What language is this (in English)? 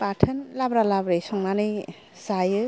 Bodo